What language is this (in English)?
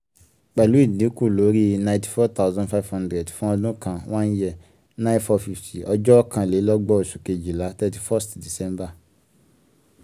Yoruba